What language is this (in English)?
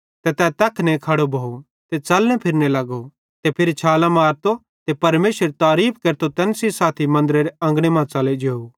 Bhadrawahi